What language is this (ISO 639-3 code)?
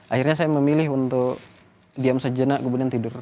ind